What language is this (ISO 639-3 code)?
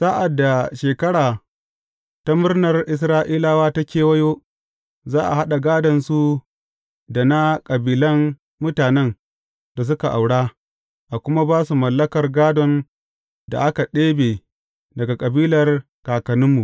hau